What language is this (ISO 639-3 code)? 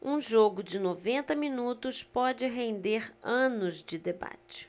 por